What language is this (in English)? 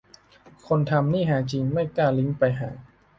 Thai